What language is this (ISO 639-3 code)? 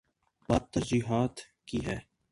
urd